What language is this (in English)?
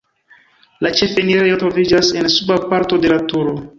Esperanto